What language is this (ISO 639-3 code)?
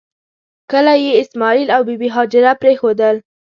pus